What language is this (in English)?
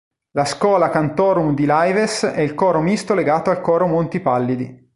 Italian